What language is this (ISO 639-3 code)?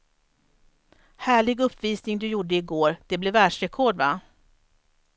swe